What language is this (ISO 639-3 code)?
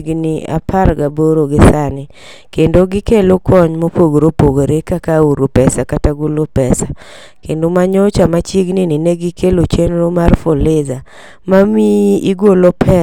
luo